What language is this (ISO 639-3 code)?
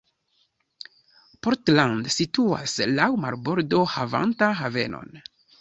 epo